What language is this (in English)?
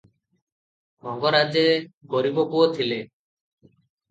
Odia